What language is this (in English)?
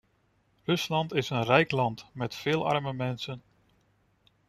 Dutch